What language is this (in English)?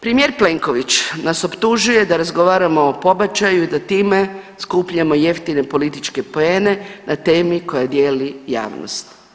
Croatian